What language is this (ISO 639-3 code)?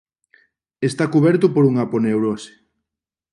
glg